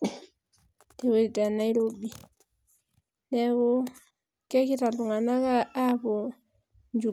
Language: Masai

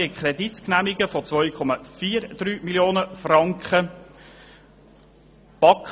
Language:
Swiss German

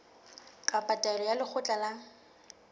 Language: Southern Sotho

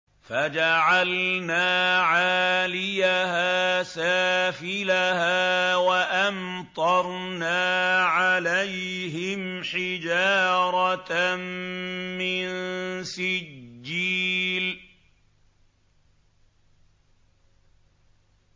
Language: Arabic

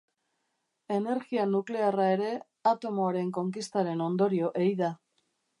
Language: Basque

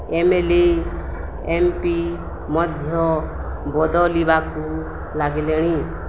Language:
Odia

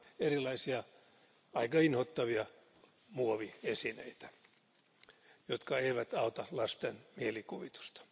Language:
Finnish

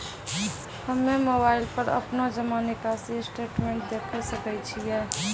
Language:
Maithili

